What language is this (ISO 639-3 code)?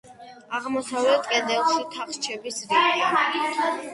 kat